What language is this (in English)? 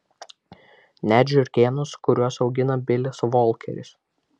Lithuanian